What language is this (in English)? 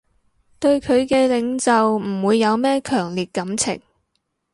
Cantonese